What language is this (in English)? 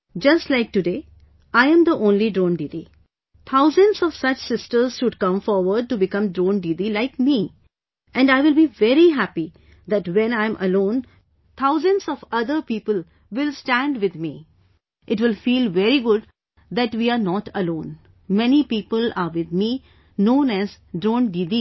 English